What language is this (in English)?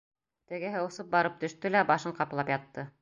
Bashkir